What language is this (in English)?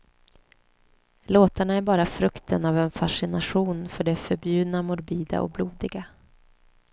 Swedish